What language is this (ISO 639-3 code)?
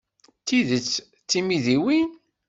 kab